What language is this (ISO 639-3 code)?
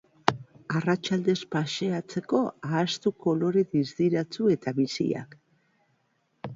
eus